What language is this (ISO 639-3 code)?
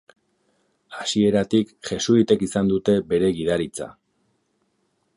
eus